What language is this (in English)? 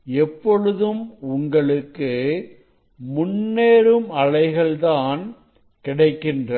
Tamil